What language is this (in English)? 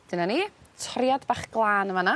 Welsh